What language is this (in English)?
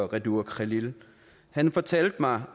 Danish